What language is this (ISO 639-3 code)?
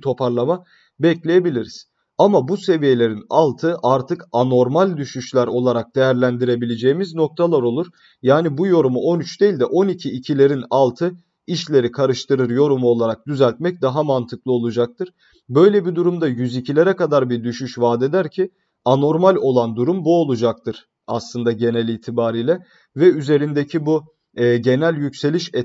tur